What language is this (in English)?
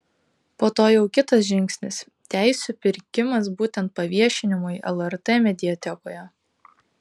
Lithuanian